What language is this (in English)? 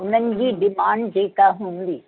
Sindhi